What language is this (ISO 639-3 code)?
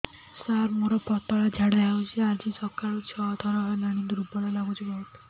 ori